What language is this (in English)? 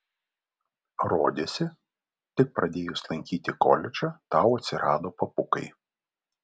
Lithuanian